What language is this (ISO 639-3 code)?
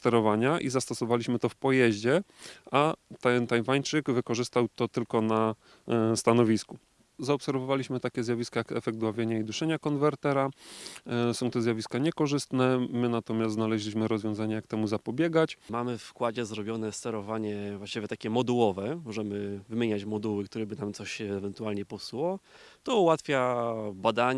pol